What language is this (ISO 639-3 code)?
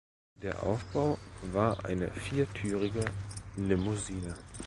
deu